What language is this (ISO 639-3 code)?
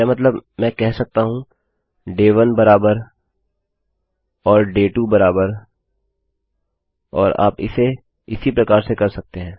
hin